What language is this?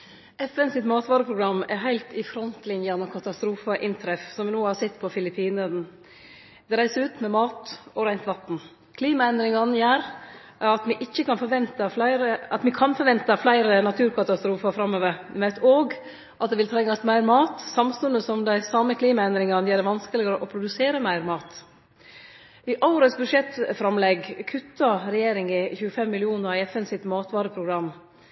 Norwegian Nynorsk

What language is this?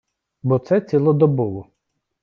Ukrainian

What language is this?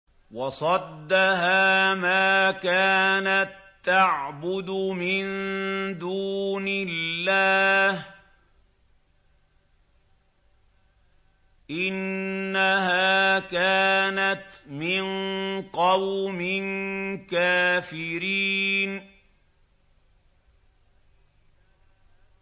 Arabic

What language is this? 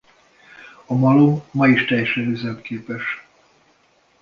Hungarian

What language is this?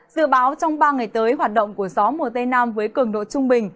Vietnamese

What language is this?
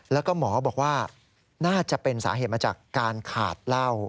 Thai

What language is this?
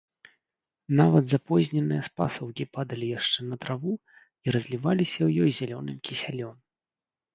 Belarusian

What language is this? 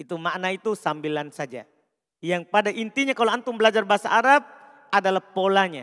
Indonesian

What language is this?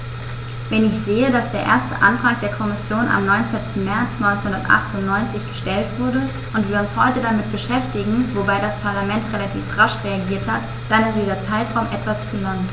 German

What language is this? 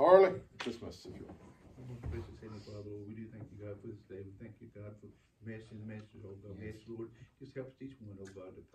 English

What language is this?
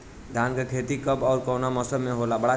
Bhojpuri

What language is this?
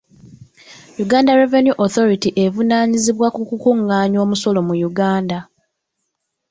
Ganda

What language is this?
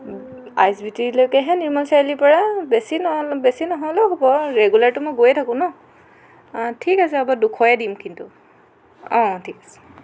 Assamese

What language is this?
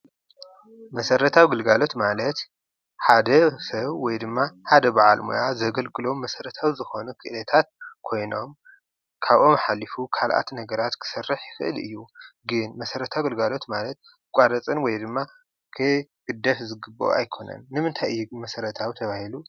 Tigrinya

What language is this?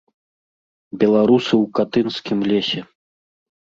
Belarusian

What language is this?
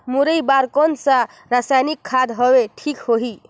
Chhattisgarhi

